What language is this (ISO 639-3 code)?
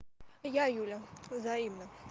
rus